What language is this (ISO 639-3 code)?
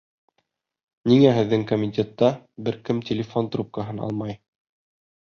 bak